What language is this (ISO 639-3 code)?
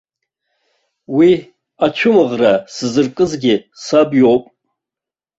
abk